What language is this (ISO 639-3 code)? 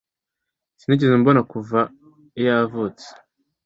kin